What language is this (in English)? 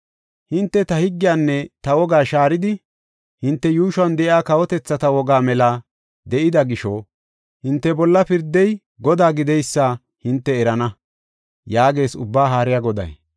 Gofa